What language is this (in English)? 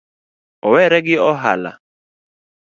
Luo (Kenya and Tanzania)